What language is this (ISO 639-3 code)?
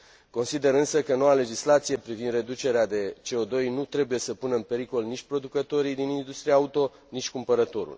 ron